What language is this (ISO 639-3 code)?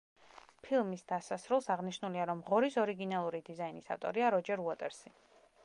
kat